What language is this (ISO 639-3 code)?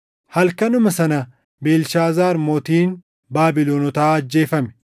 orm